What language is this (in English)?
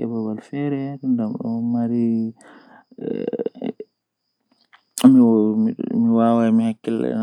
Western Niger Fulfulde